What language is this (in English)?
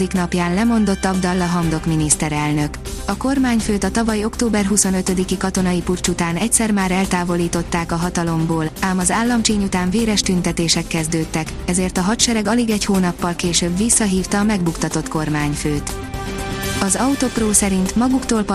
Hungarian